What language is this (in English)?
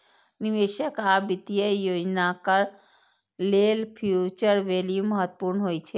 Maithili